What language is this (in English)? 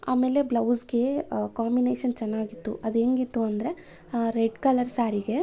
Kannada